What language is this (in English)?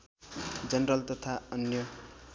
Nepali